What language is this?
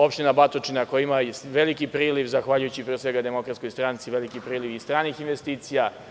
Serbian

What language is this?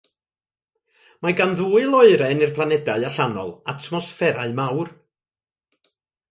Welsh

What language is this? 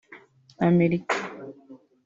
Kinyarwanda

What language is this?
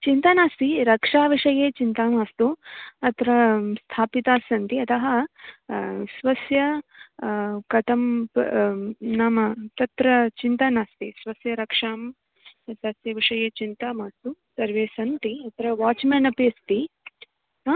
Sanskrit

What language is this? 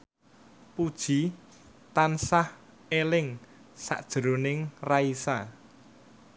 Javanese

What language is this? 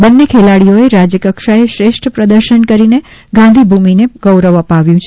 Gujarati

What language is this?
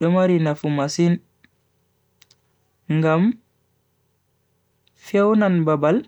Bagirmi Fulfulde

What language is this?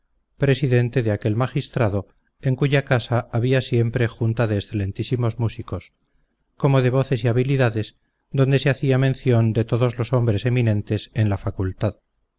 Spanish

